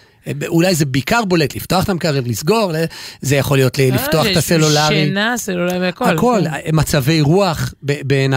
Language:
Hebrew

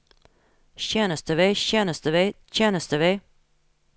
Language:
Norwegian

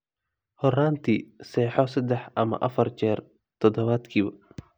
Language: Somali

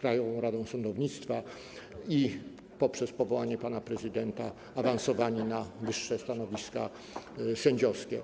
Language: Polish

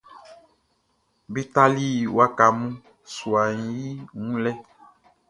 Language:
Baoulé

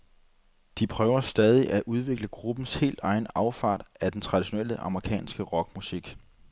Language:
Danish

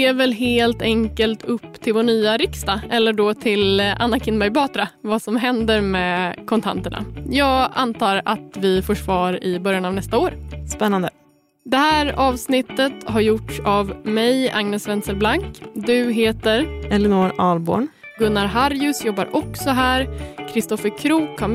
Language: Swedish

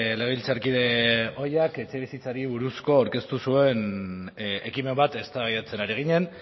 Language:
Basque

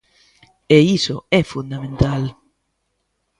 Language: Galician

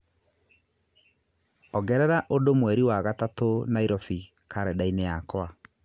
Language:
Kikuyu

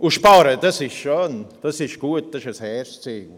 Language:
Swiss German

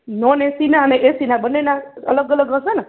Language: Gujarati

